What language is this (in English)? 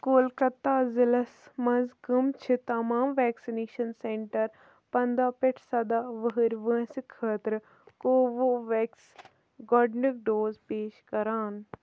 Kashmiri